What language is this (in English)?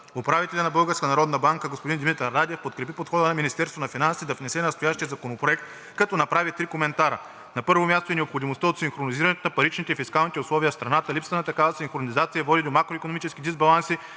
Bulgarian